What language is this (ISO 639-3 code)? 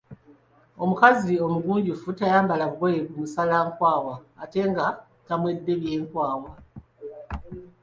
lug